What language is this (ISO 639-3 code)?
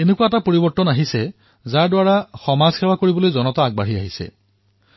asm